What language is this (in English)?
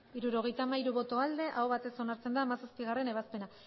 Basque